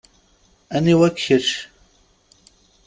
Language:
Kabyle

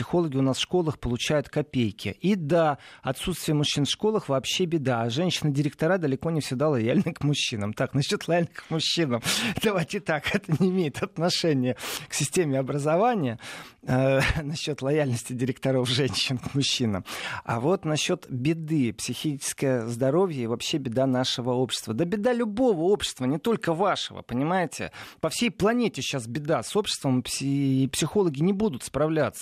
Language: Russian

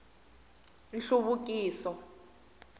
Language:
Tsonga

